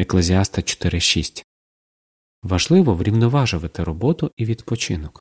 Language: Ukrainian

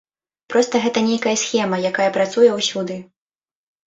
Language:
Belarusian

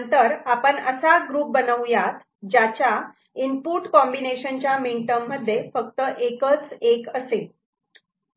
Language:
Marathi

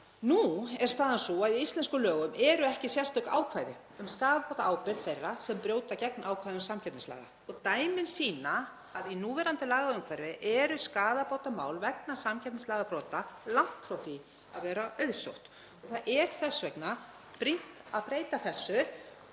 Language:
Icelandic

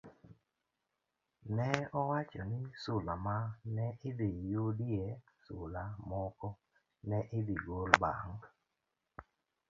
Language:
Luo (Kenya and Tanzania)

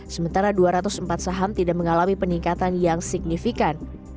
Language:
Indonesian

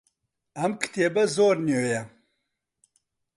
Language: Central Kurdish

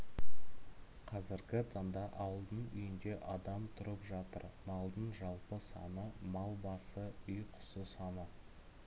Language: Kazakh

